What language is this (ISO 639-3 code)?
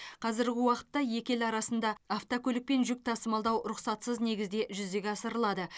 kaz